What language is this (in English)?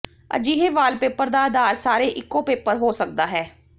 Punjabi